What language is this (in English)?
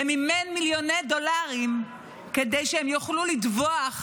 Hebrew